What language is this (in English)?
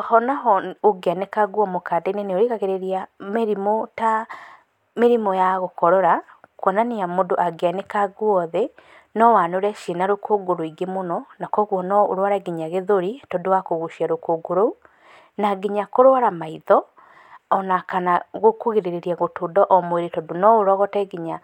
Kikuyu